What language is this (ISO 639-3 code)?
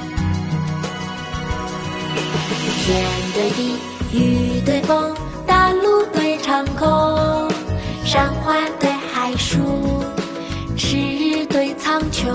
zho